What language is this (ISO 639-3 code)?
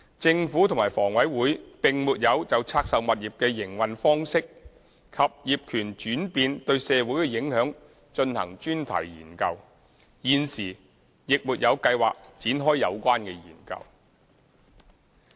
yue